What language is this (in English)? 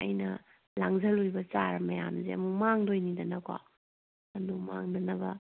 Manipuri